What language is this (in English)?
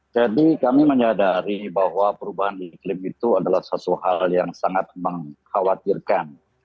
Indonesian